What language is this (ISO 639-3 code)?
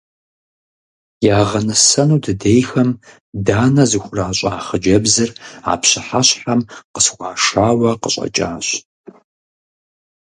kbd